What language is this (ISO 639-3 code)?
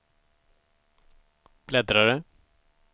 swe